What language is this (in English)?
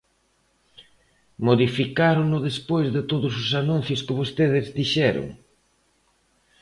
Galician